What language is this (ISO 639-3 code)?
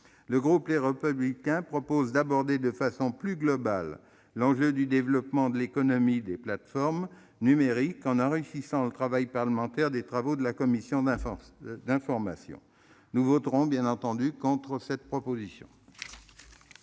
fra